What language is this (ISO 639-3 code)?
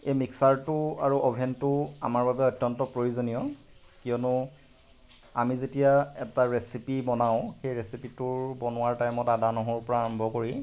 asm